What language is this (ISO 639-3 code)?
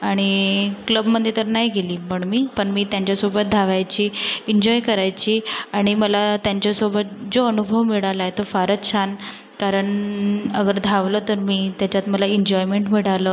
mar